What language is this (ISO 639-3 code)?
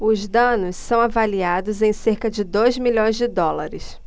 por